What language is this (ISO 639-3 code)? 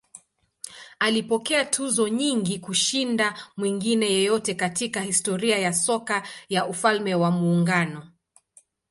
swa